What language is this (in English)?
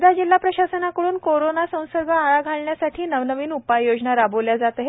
Marathi